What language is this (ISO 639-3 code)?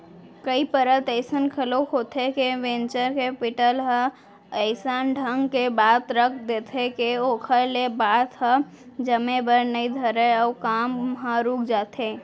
hne